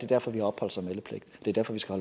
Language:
Danish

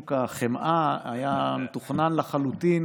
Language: Hebrew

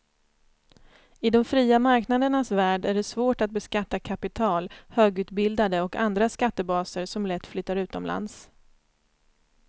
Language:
Swedish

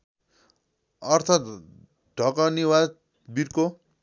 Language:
Nepali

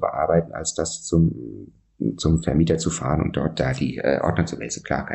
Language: German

